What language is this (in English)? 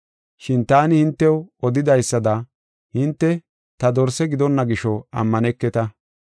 Gofa